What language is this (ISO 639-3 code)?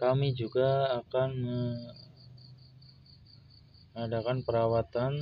ind